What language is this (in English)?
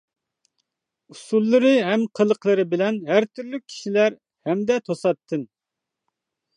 Uyghur